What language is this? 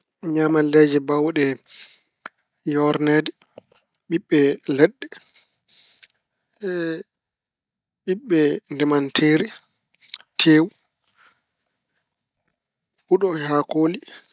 Fula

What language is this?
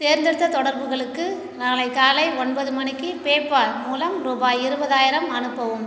Tamil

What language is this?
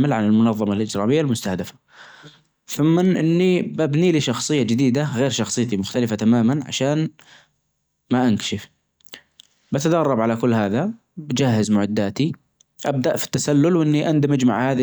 Najdi Arabic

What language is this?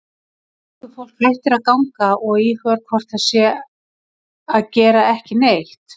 Icelandic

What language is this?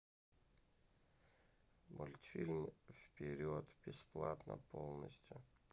Russian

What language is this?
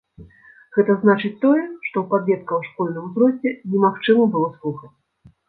Belarusian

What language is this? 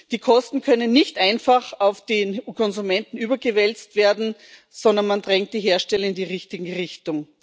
German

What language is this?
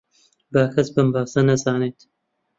Central Kurdish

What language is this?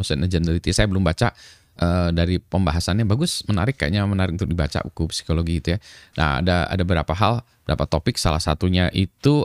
Indonesian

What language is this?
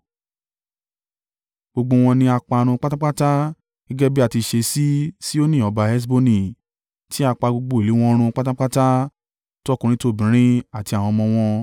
Yoruba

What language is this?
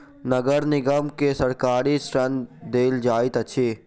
Maithili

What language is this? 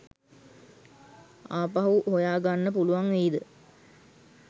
Sinhala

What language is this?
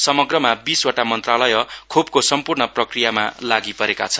Nepali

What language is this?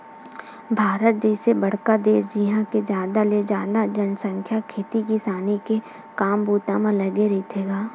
Chhattisgarhi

